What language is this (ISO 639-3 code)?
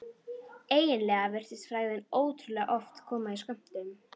isl